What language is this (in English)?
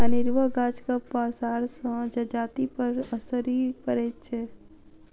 Maithili